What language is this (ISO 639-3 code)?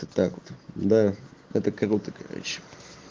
rus